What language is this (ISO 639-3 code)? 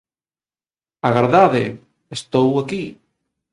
glg